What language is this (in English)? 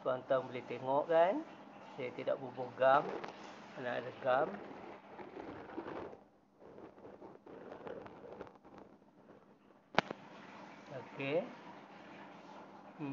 Malay